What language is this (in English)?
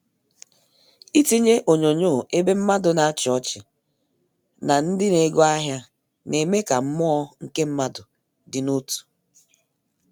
Igbo